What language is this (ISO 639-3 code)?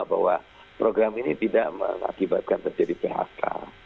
ind